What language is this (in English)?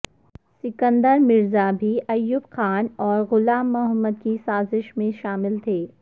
Urdu